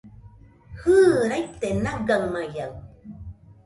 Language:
Nüpode Huitoto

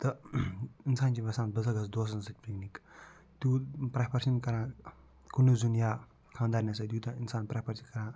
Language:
Kashmiri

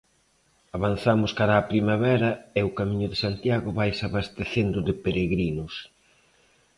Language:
Galician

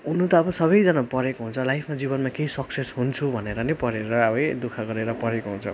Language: Nepali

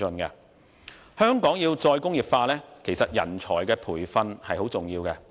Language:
Cantonese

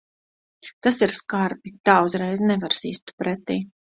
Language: Latvian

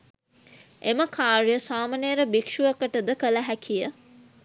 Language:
Sinhala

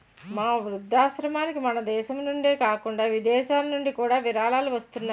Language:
Telugu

